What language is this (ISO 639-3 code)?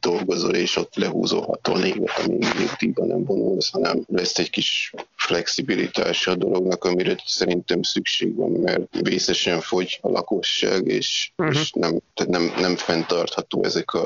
hun